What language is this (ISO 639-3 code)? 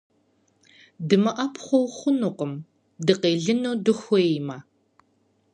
kbd